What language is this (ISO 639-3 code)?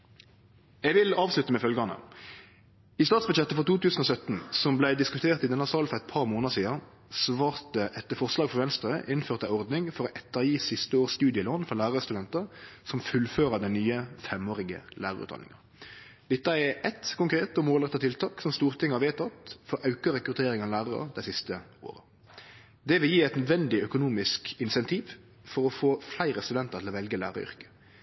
nno